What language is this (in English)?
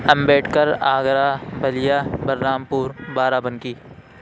Urdu